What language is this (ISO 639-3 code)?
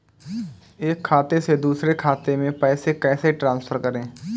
hin